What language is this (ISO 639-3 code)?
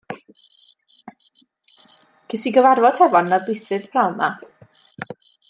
cym